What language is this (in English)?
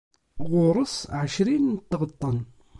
Kabyle